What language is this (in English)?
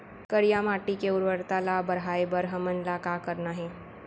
Chhattisgarhi